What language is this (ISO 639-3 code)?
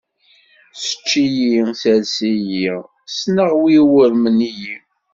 kab